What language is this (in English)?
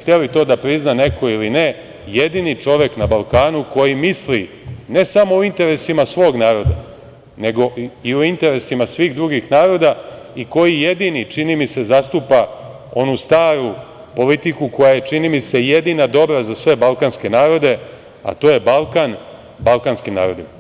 Serbian